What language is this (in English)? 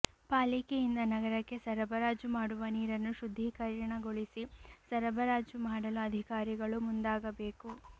Kannada